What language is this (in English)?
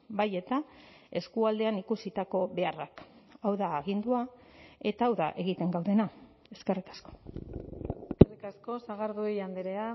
Basque